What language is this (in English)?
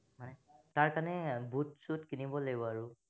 Assamese